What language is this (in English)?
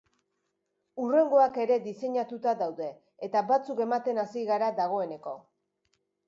Basque